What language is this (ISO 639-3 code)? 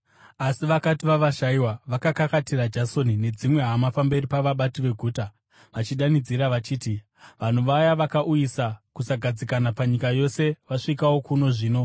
sna